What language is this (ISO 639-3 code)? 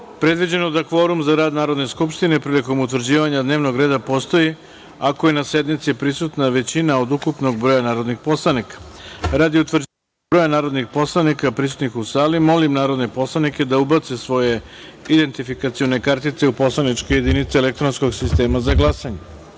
srp